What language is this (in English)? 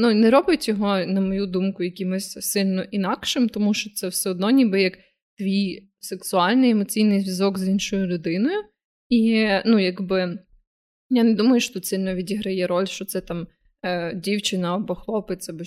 Ukrainian